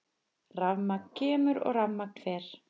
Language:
Icelandic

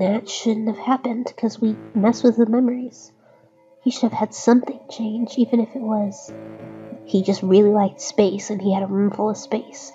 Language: English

